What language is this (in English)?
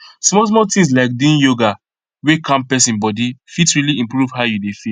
Nigerian Pidgin